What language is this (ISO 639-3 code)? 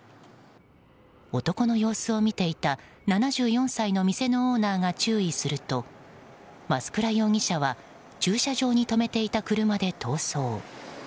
jpn